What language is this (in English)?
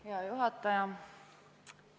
Estonian